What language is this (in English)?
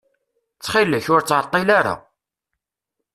Kabyle